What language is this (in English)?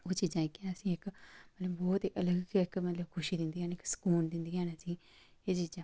Dogri